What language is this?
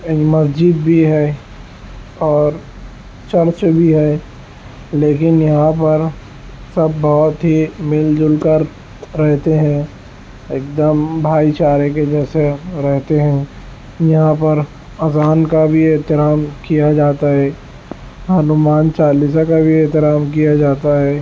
Urdu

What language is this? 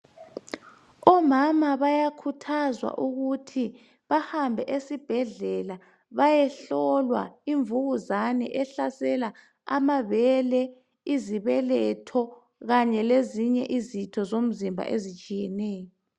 North Ndebele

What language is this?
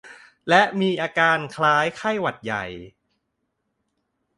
Thai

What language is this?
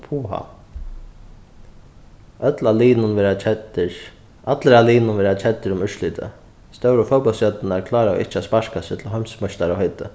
Faroese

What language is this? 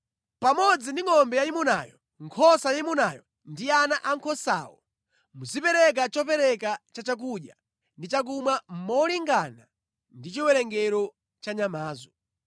Nyanja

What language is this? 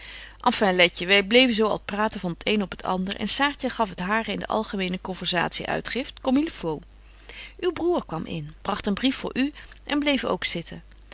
Dutch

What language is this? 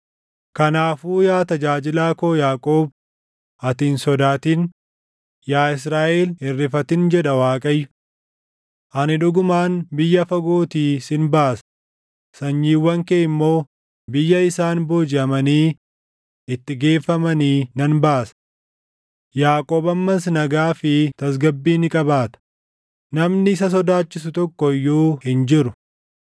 Oromo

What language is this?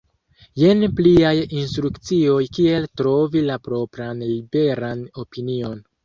Esperanto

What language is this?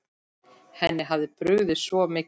Icelandic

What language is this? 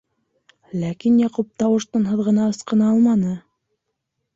Bashkir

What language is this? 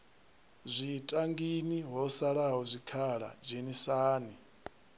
Venda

